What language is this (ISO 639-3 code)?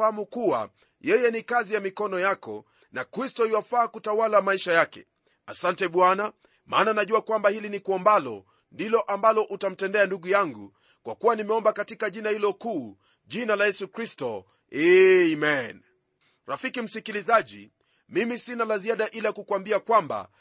swa